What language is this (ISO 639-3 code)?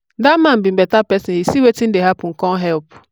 pcm